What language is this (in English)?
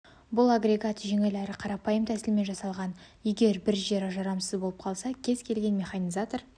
Kazakh